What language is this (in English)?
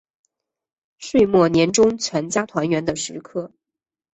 Chinese